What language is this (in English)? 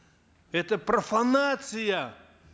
Kazakh